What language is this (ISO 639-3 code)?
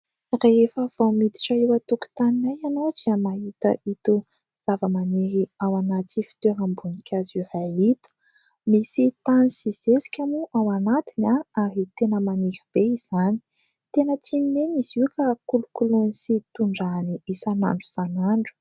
mlg